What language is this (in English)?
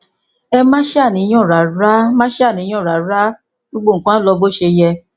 Yoruba